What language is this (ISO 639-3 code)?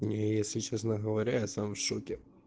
rus